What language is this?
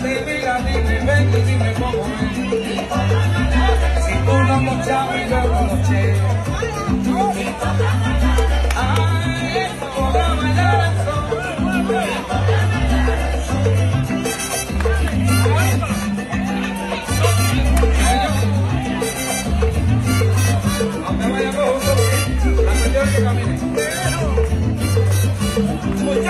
Arabic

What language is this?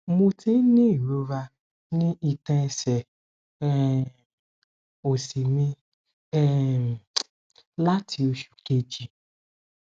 Yoruba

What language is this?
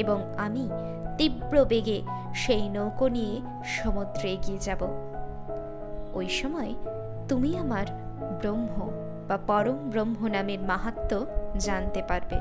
Bangla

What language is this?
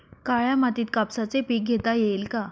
Marathi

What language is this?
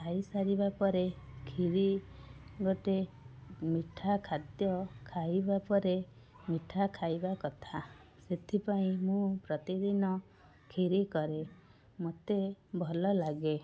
Odia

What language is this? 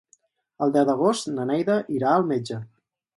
Catalan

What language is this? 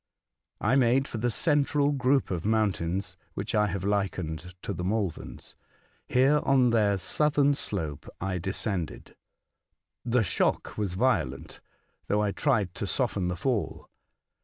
English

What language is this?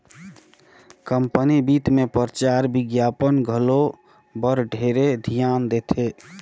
Chhattisgarhi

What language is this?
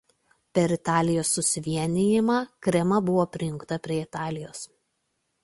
Lithuanian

